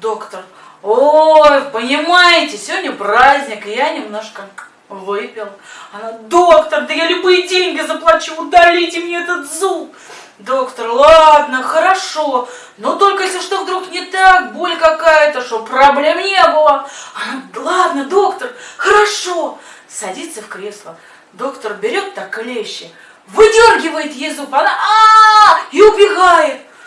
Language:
Russian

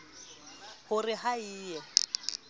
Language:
Southern Sotho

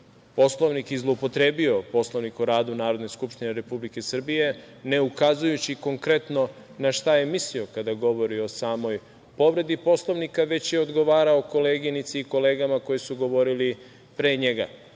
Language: Serbian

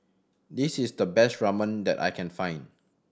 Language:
English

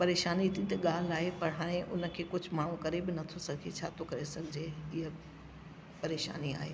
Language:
Sindhi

